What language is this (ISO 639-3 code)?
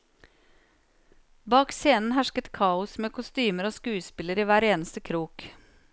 nor